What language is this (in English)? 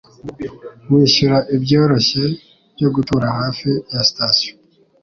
Kinyarwanda